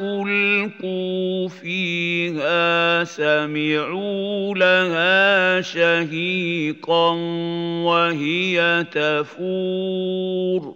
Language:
Arabic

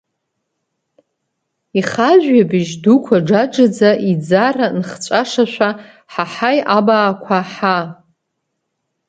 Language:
Abkhazian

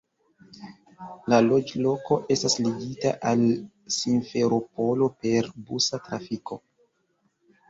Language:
Esperanto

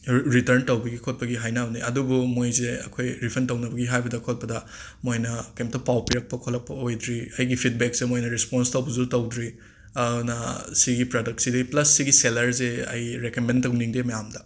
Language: Manipuri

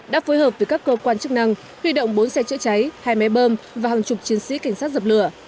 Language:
Vietnamese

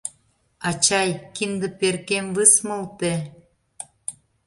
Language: Mari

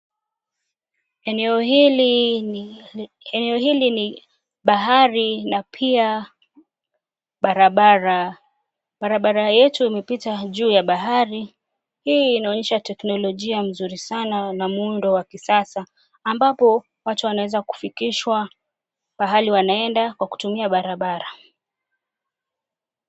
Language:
Swahili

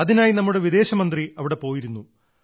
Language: Malayalam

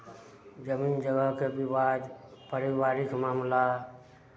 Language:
Maithili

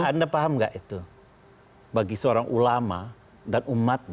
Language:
Indonesian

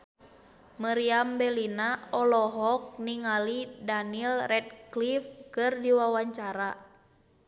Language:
Sundanese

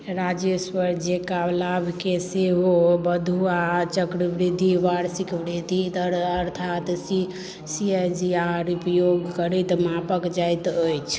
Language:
Maithili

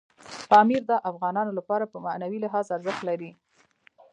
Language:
Pashto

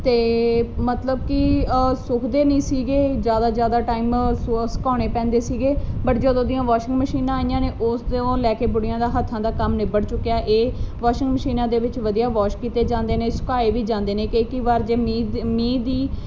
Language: Punjabi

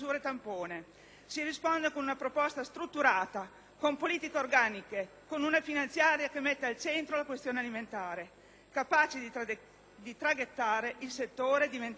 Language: Italian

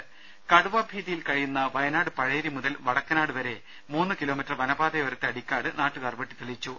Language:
Malayalam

